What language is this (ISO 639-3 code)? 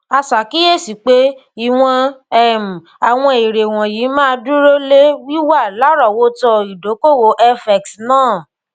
yor